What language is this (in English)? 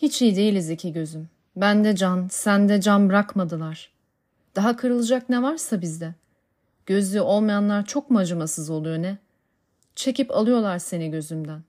Turkish